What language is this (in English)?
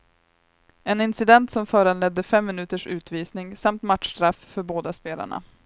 Swedish